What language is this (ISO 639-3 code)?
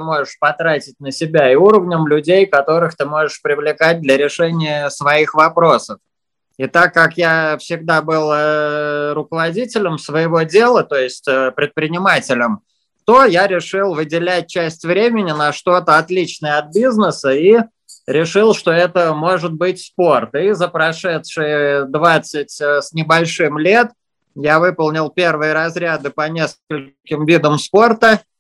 rus